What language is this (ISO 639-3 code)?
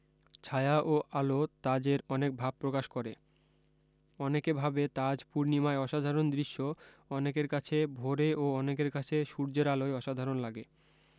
ben